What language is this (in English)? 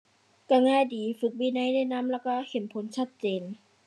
Thai